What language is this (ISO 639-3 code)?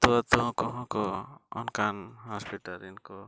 sat